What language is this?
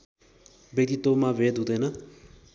Nepali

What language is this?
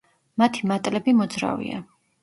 Georgian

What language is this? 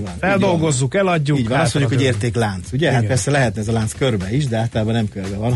Hungarian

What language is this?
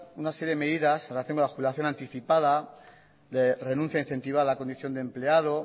Spanish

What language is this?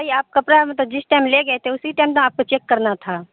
Urdu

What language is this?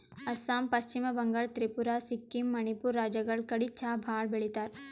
Kannada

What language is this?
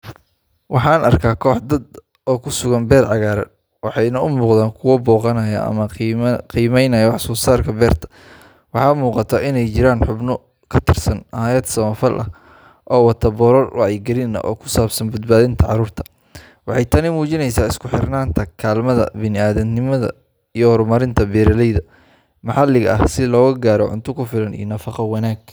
Somali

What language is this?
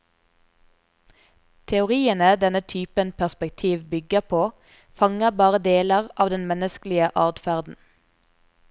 Norwegian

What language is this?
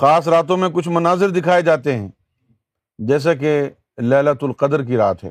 Urdu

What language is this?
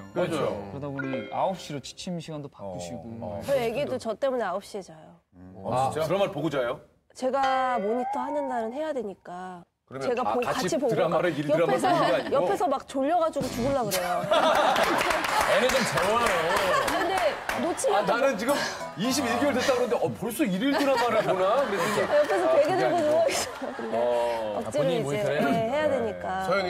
Korean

